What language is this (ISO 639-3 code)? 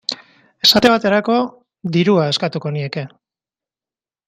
eus